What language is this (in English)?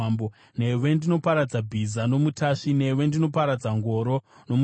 Shona